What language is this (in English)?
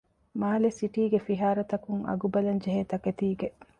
Divehi